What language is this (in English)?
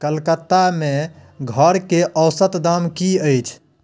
Maithili